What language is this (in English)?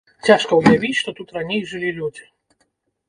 Belarusian